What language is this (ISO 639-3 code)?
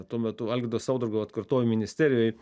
lit